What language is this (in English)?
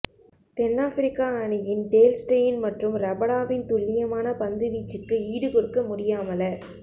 Tamil